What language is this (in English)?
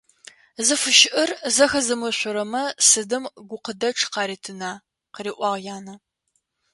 Adyghe